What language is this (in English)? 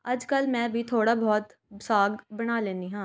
Punjabi